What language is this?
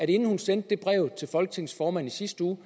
Danish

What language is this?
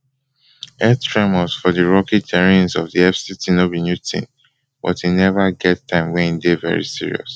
Nigerian Pidgin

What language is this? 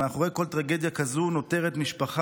Hebrew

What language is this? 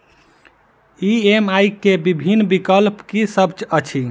Maithili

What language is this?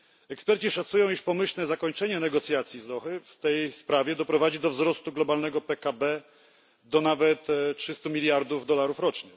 Polish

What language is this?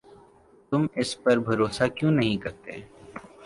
Urdu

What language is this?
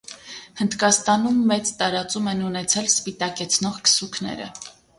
Armenian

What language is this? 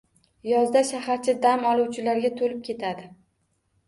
Uzbek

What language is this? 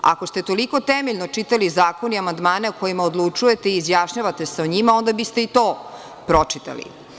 Serbian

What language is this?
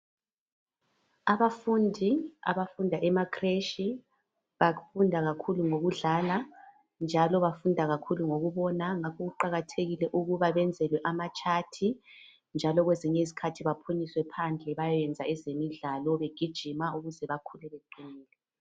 North Ndebele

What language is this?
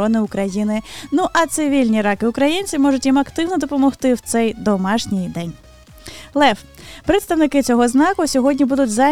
Ukrainian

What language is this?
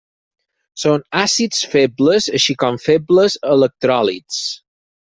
Catalan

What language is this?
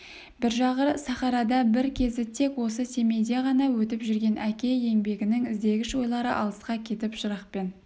Kazakh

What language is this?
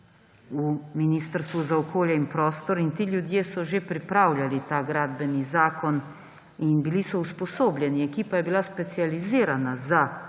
Slovenian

